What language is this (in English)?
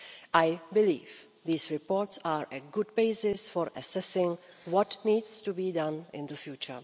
English